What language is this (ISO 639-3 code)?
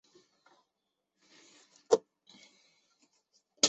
zho